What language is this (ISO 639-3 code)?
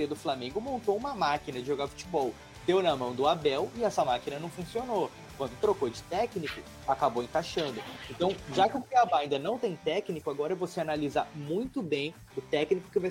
por